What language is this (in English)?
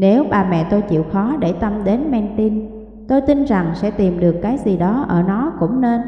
Vietnamese